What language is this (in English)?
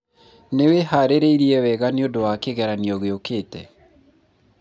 Kikuyu